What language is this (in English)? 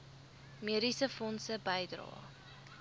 Afrikaans